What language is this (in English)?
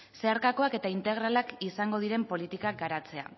Basque